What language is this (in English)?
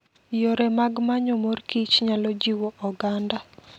Luo (Kenya and Tanzania)